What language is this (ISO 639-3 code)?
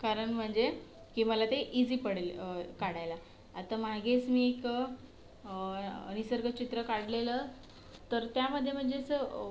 mar